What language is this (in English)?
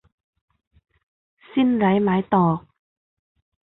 Thai